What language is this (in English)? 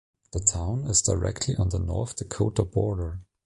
English